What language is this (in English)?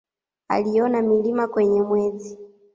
Swahili